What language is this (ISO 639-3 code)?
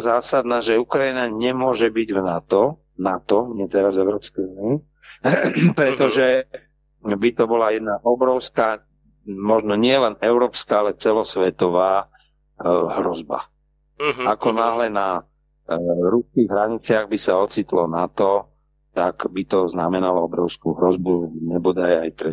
ces